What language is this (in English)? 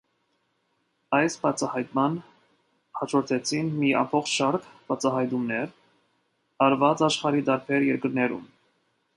Armenian